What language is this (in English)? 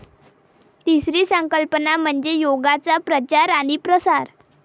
Marathi